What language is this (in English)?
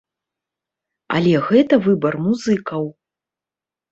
Belarusian